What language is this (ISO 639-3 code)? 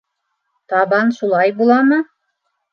bak